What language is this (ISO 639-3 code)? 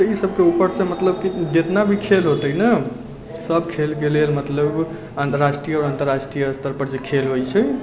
mai